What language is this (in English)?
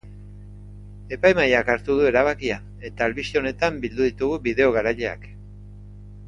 Basque